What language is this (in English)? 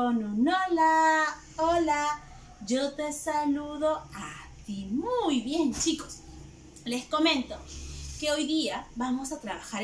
Spanish